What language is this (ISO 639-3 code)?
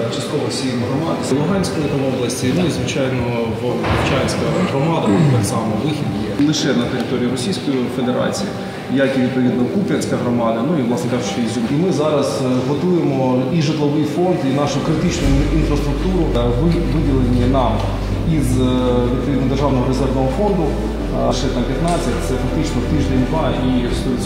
ukr